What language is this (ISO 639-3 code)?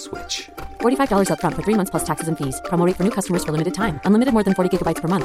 urd